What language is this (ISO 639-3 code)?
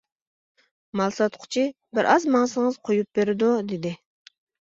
uig